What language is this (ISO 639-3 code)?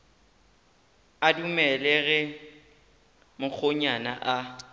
nso